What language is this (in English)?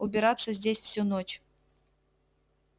Russian